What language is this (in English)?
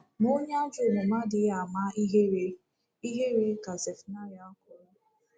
Igbo